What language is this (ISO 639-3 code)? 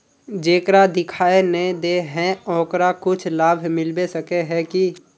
mag